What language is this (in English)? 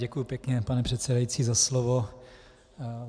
Czech